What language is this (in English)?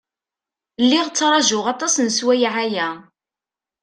Kabyle